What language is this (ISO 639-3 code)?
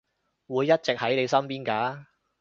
yue